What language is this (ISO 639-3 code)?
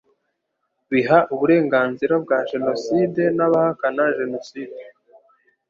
kin